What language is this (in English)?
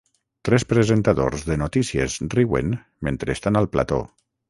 Catalan